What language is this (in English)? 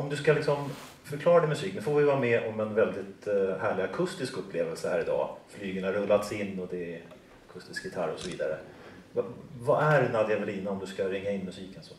Swedish